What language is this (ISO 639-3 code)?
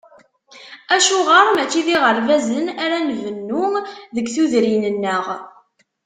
kab